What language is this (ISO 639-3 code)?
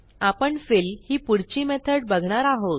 mar